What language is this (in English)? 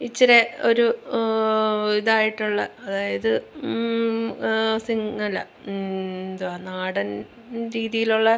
Malayalam